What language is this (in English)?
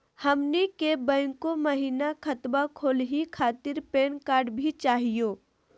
Magahi